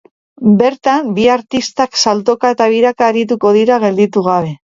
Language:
Basque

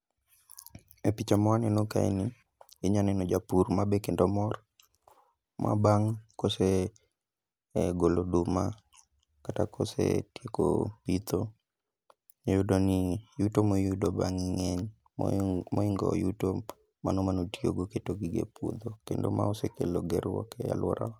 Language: Luo (Kenya and Tanzania)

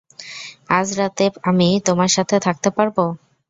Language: Bangla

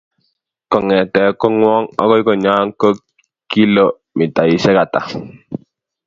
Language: Kalenjin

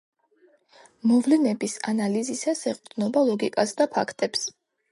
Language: Georgian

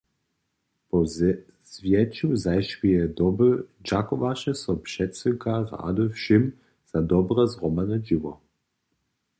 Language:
Upper Sorbian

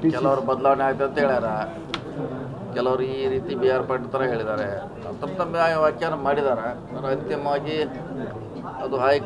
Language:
Kannada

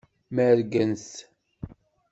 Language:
Kabyle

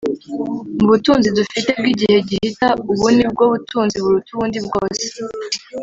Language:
Kinyarwanda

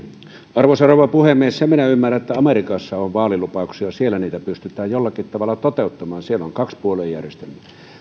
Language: Finnish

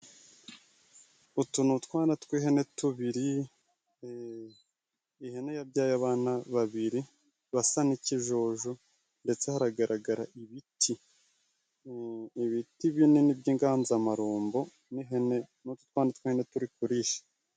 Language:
Kinyarwanda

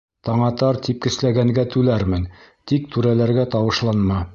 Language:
Bashkir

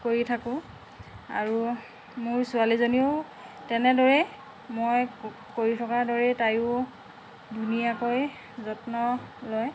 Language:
Assamese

